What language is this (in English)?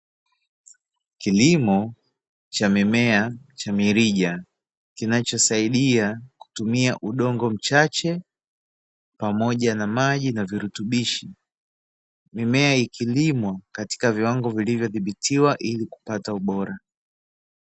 Swahili